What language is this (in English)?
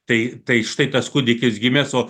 Lithuanian